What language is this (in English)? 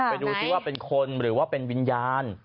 Thai